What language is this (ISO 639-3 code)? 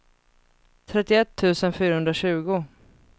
swe